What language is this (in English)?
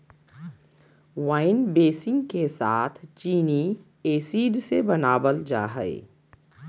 Magahi